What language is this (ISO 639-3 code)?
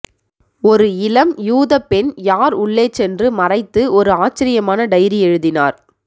tam